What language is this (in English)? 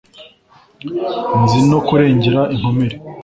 Kinyarwanda